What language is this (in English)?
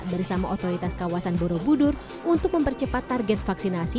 Indonesian